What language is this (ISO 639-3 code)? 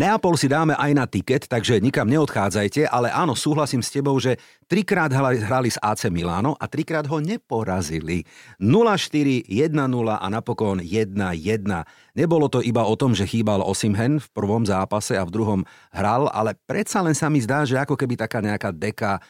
slk